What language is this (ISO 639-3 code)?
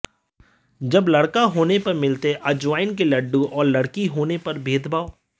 hin